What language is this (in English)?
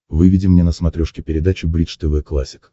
Russian